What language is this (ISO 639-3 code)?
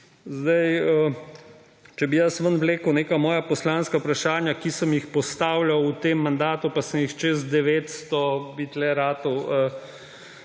slv